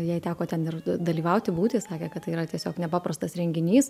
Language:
Lithuanian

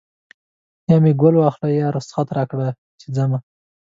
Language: Pashto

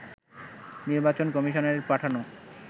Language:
Bangla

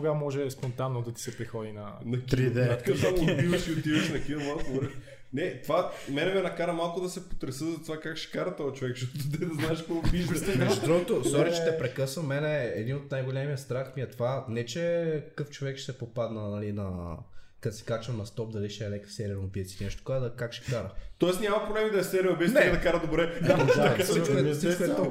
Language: Bulgarian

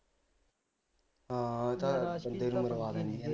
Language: Punjabi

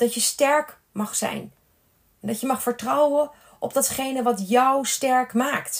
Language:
Dutch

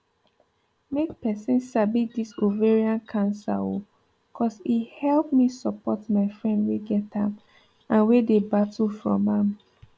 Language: Nigerian Pidgin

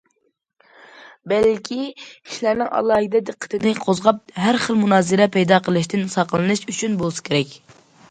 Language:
Uyghur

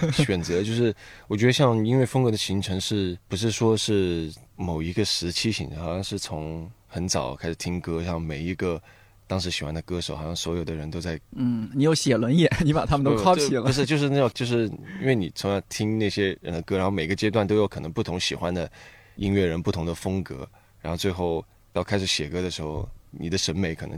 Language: Chinese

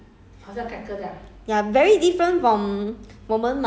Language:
English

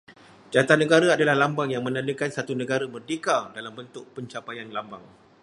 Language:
Malay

